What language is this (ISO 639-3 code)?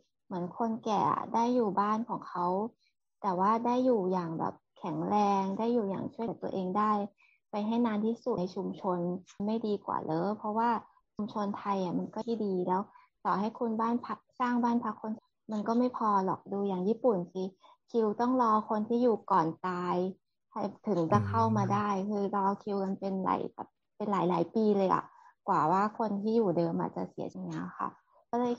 tha